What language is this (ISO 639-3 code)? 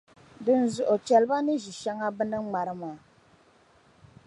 dag